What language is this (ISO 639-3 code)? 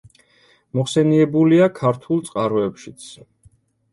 kat